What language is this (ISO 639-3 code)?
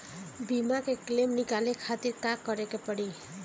bho